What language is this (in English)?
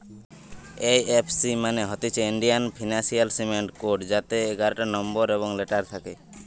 Bangla